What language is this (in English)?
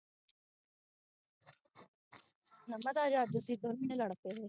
Punjabi